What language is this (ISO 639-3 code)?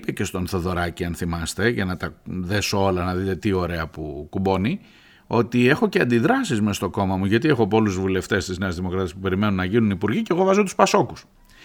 ell